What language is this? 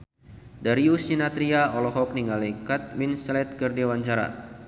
Sundanese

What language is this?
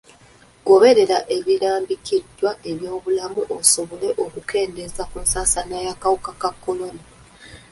Ganda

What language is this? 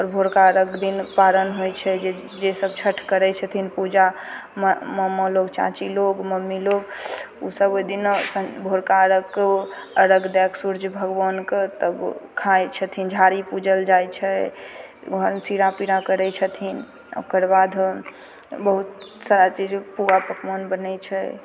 Maithili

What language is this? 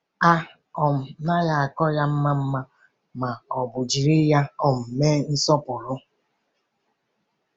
Igbo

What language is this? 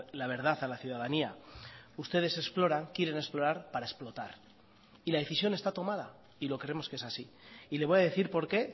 Spanish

